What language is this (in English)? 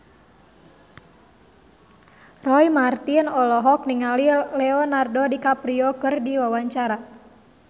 Sundanese